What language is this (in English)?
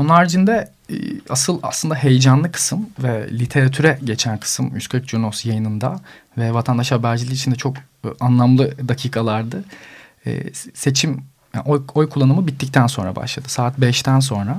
Turkish